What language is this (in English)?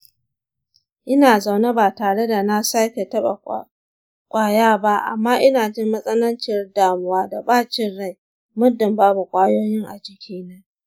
Hausa